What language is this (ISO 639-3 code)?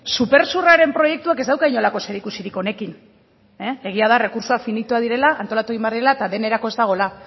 eus